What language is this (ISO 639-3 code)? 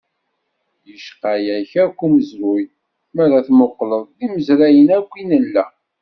kab